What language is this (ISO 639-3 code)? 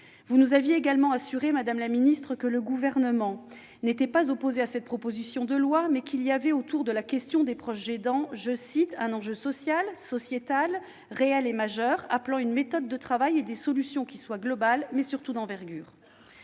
fra